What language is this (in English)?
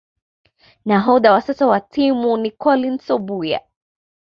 Swahili